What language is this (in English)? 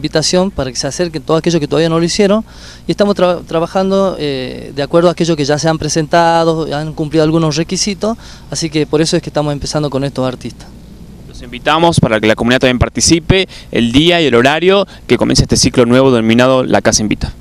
Spanish